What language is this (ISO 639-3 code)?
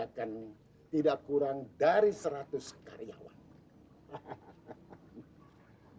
ind